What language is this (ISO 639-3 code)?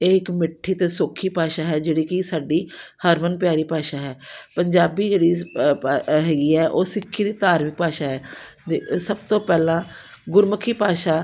pan